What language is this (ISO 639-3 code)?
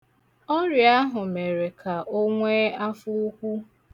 ibo